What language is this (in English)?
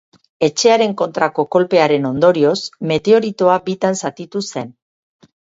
Basque